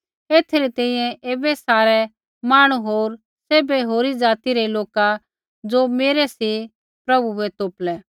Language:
Kullu Pahari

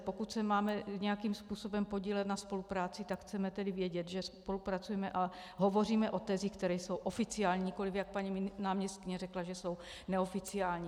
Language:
Czech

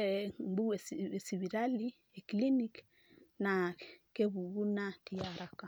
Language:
Masai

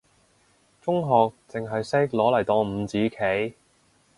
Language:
Cantonese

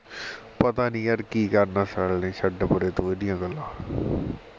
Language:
Punjabi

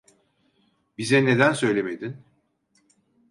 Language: Turkish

